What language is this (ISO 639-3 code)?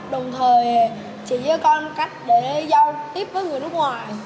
vie